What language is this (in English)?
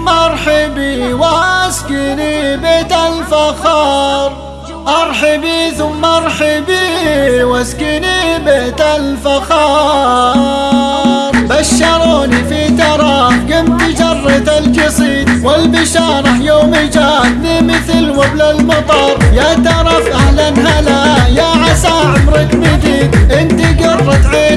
Arabic